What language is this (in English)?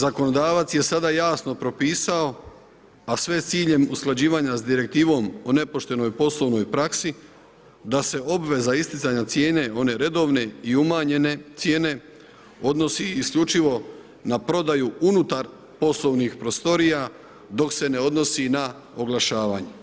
Croatian